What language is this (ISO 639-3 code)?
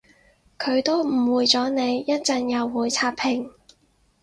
yue